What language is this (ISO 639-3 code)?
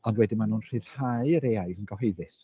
cym